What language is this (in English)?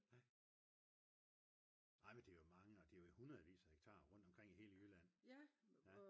Danish